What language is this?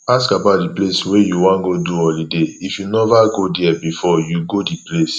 Nigerian Pidgin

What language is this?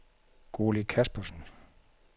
Danish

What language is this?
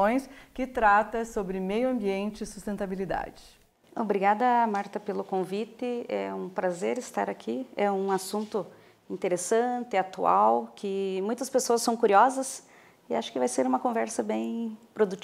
Portuguese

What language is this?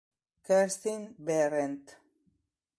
Italian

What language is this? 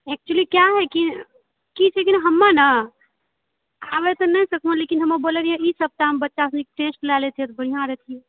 Maithili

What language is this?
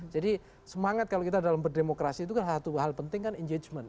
Indonesian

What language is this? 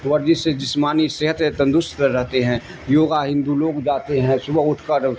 Urdu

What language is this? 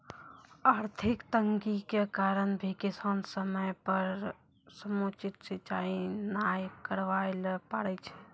Maithili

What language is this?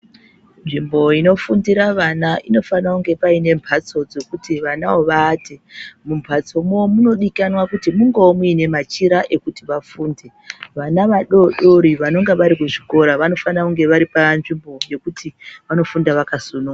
Ndau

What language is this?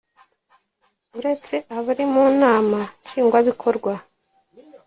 Kinyarwanda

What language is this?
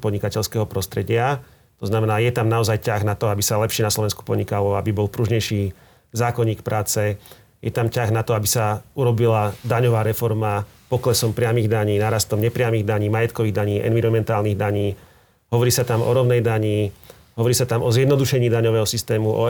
Slovak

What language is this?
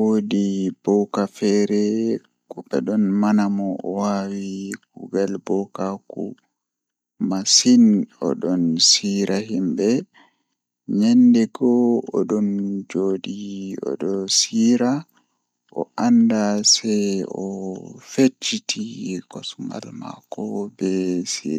Fula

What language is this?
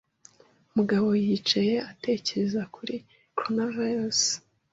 Kinyarwanda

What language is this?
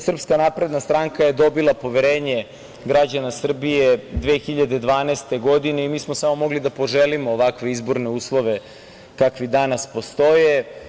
Serbian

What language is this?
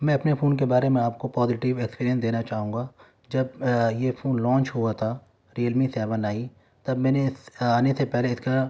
Urdu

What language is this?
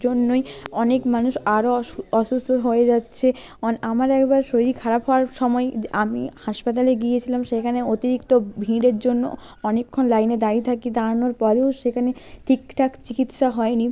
Bangla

